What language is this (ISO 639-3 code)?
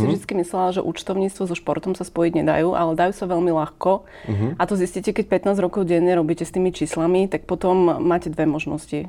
slk